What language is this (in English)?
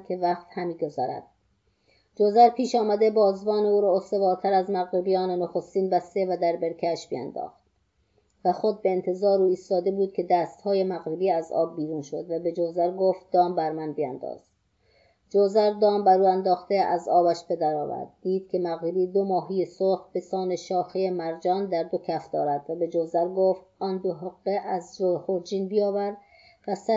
Persian